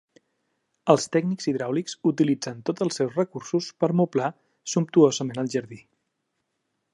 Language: Catalan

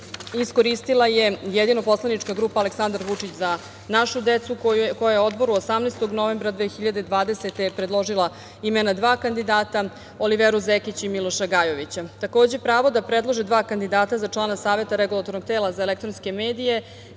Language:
Serbian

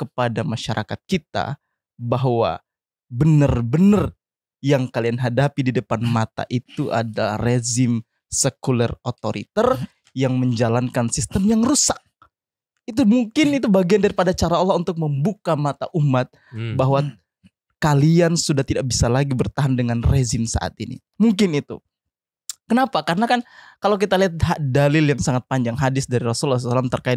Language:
Indonesian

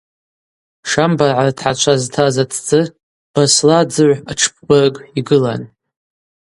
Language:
Abaza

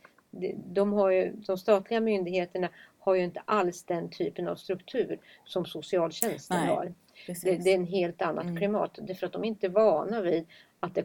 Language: Swedish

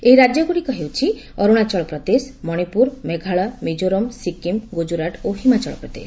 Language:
Odia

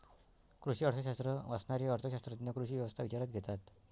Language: Marathi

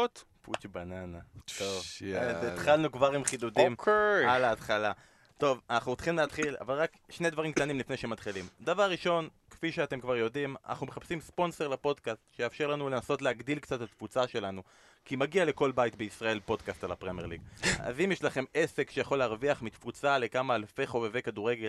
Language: Hebrew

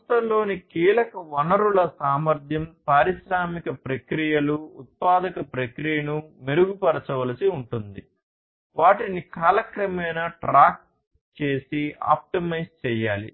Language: Telugu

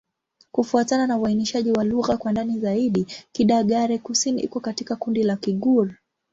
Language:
Swahili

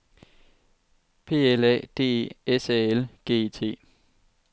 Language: Danish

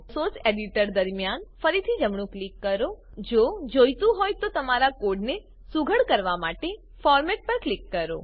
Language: Gujarati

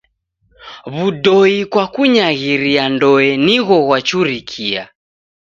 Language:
Taita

